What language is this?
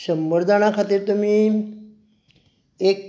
Konkani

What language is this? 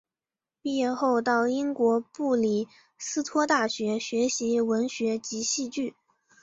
Chinese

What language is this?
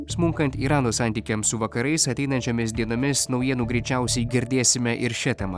Lithuanian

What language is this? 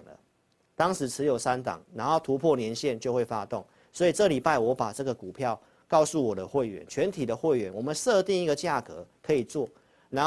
Chinese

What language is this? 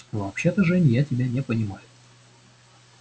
Russian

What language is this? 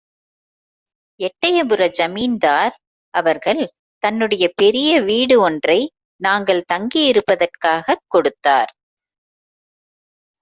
Tamil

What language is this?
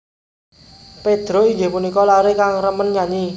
Javanese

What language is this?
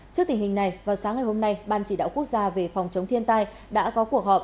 Vietnamese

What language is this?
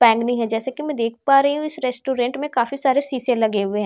Hindi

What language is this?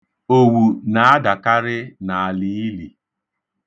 Igbo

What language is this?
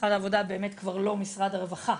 Hebrew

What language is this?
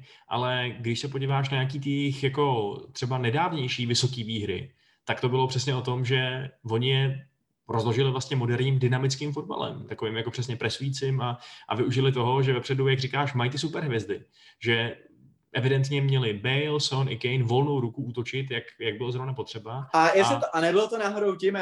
Czech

